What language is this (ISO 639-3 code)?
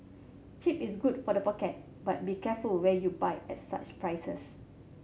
eng